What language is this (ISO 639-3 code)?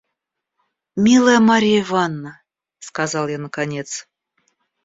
rus